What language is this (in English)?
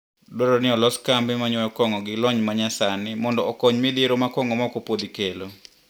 Luo (Kenya and Tanzania)